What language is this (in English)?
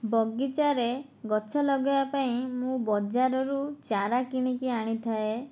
Odia